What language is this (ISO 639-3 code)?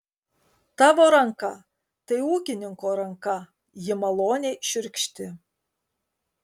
lit